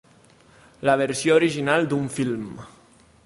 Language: Catalan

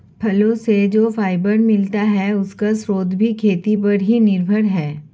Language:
Hindi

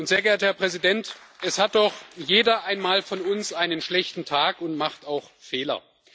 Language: German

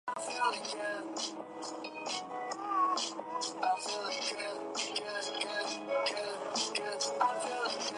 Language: Chinese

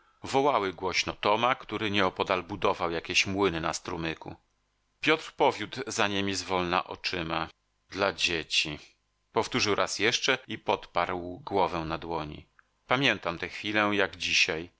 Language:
Polish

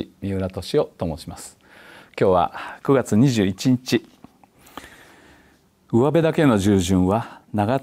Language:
Japanese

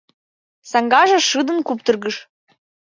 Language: Mari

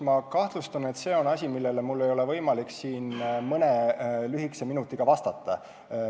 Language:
Estonian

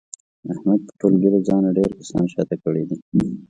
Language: Pashto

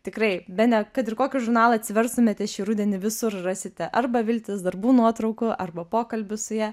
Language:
Lithuanian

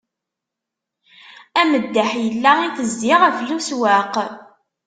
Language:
Kabyle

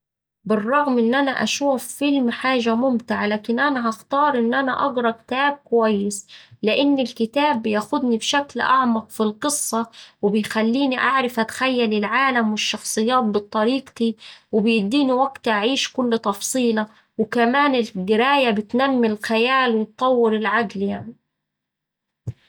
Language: Saidi Arabic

